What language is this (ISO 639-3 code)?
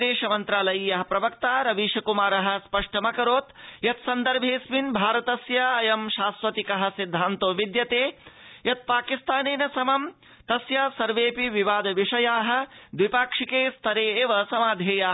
san